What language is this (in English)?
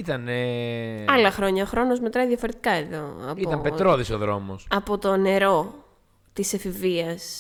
Greek